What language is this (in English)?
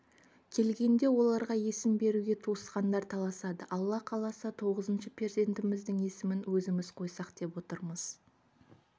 Kazakh